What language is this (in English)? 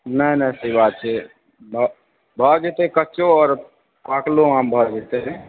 Maithili